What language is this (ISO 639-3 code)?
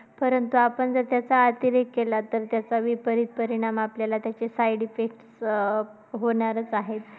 mar